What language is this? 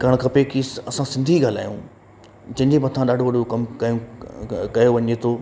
Sindhi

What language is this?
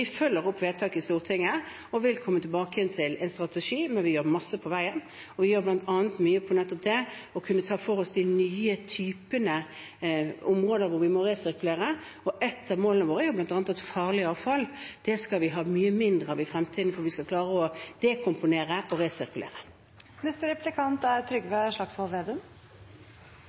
Norwegian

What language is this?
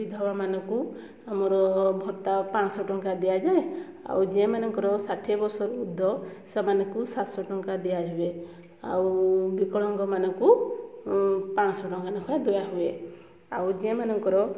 Odia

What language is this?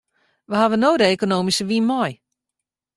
Western Frisian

